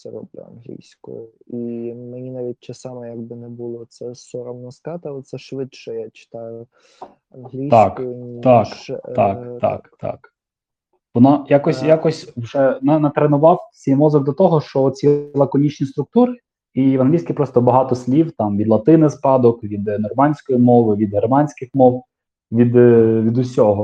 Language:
Ukrainian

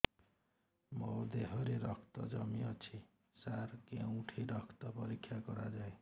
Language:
Odia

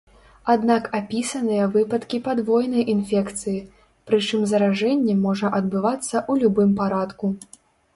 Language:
Belarusian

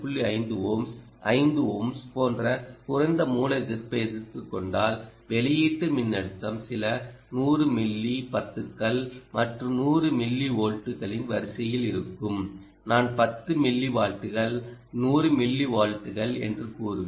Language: Tamil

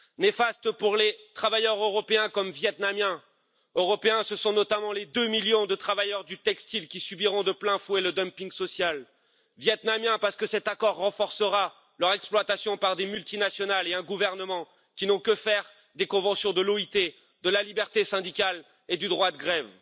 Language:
French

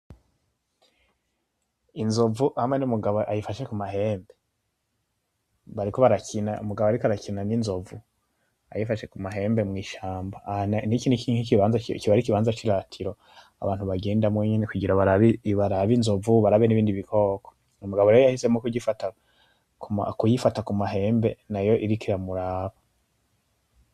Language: Rundi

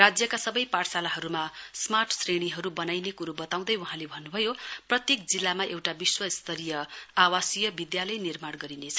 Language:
Nepali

